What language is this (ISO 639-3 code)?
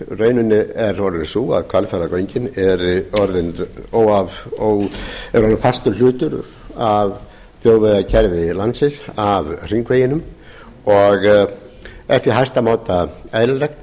isl